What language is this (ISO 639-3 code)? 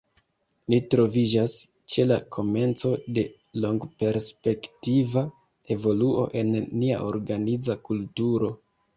epo